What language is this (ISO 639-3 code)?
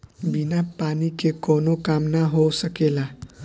bho